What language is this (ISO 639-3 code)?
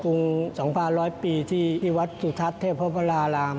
tha